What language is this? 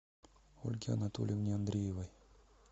Russian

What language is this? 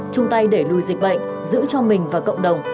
Vietnamese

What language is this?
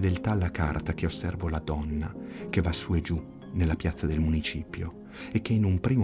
Italian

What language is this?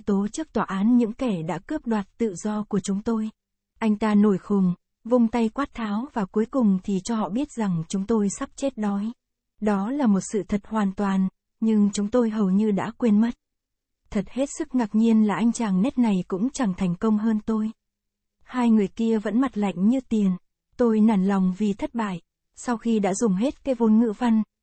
Vietnamese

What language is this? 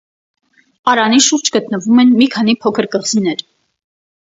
Armenian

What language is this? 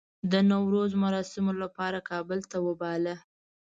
Pashto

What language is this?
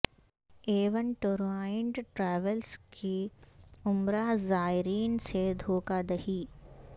Urdu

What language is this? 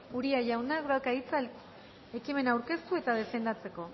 Basque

